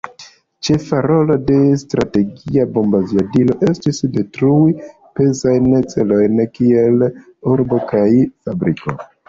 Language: Esperanto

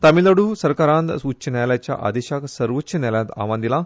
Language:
Konkani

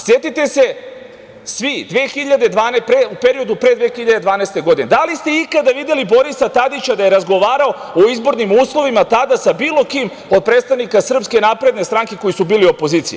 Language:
Serbian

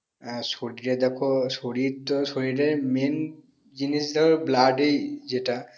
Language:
Bangla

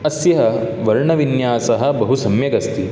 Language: Sanskrit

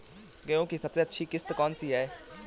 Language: Hindi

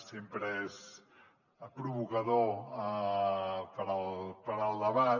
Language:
Catalan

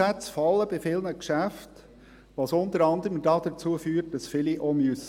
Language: Swiss German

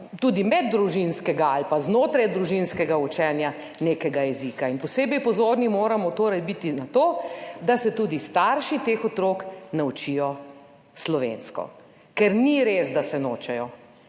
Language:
Slovenian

